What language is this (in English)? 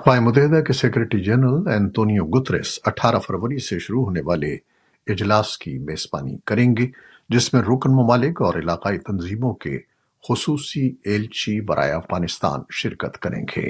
Urdu